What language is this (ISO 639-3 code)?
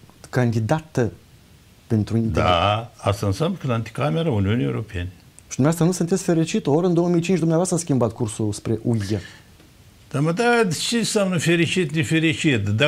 ron